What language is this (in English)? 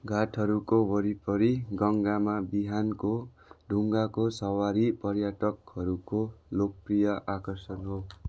Nepali